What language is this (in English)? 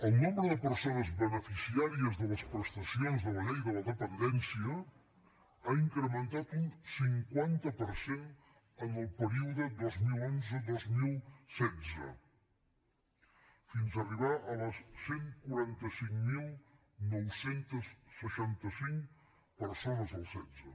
Catalan